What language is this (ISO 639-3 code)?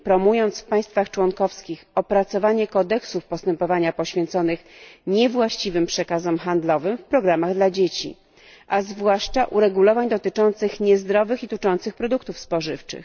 pol